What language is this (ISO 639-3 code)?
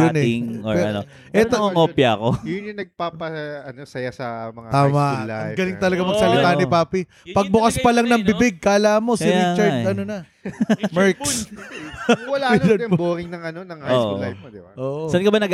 fil